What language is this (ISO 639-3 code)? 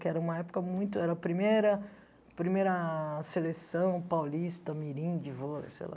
por